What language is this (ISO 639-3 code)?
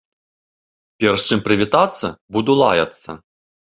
bel